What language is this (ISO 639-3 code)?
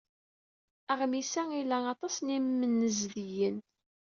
kab